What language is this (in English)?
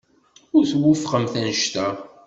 Kabyle